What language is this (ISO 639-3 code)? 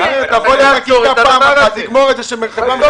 heb